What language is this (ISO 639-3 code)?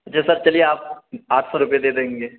urd